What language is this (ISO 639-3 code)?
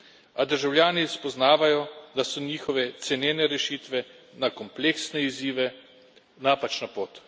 slv